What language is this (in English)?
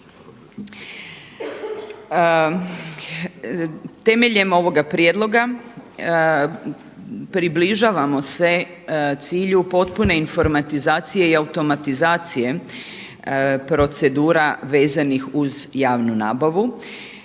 Croatian